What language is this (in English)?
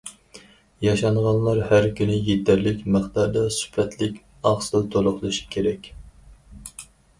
Uyghur